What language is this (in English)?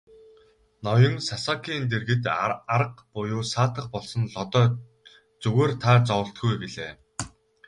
Mongolian